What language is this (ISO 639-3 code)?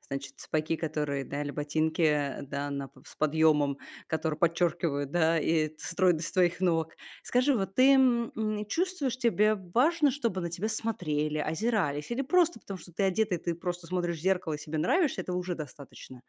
rus